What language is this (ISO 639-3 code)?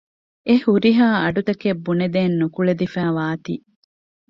div